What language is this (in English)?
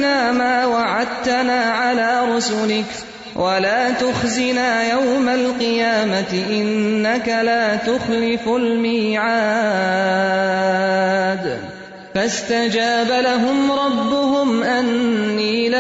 Urdu